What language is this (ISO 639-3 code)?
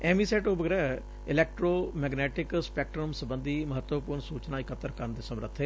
pan